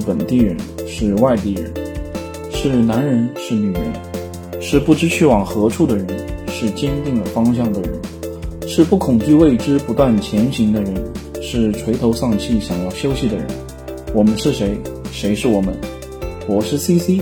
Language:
Chinese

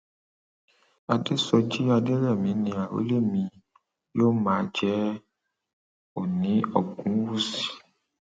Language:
Yoruba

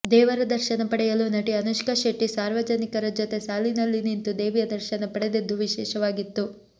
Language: Kannada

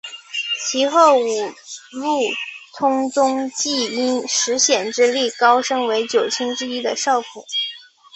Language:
Chinese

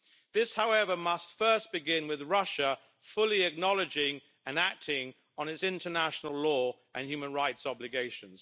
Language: English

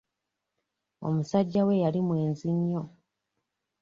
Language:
Ganda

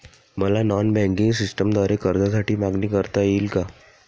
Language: Marathi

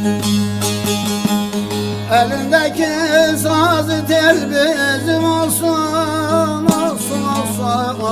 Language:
Turkish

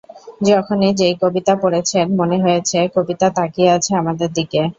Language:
Bangla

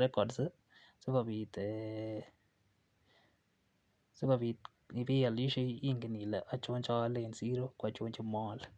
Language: Kalenjin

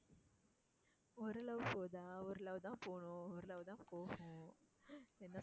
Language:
Tamil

